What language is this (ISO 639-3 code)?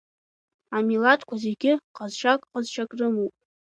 abk